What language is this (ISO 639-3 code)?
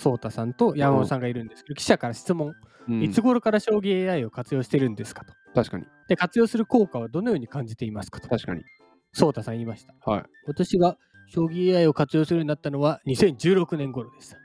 jpn